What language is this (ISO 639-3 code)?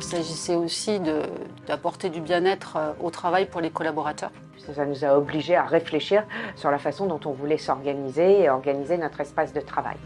fra